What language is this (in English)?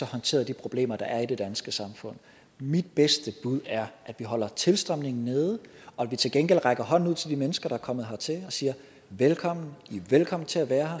Danish